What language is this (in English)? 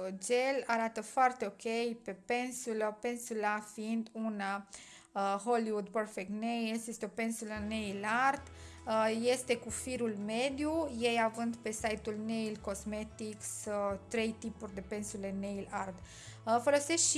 Romanian